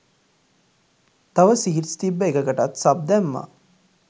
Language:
Sinhala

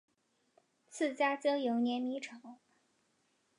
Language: Chinese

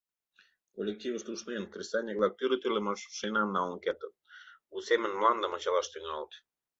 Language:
Mari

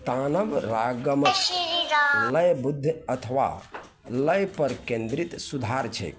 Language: Maithili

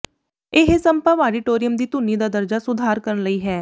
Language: Punjabi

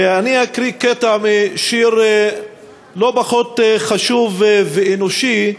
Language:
Hebrew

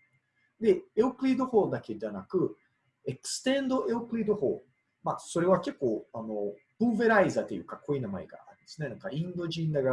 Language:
Japanese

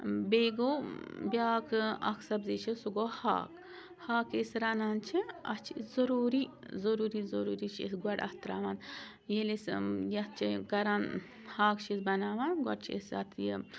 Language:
Kashmiri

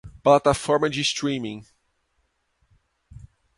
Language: Portuguese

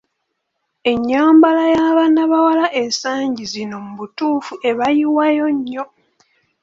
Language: Ganda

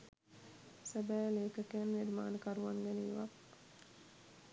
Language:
Sinhala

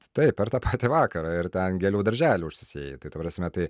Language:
Lithuanian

